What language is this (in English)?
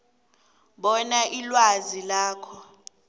South Ndebele